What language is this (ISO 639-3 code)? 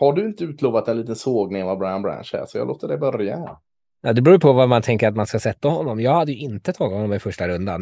swe